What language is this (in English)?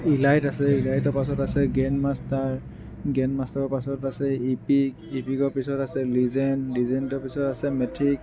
Assamese